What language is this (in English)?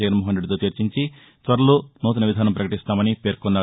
Telugu